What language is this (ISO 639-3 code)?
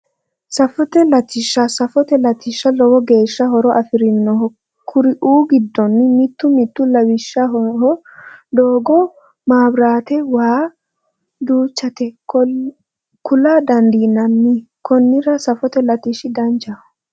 sid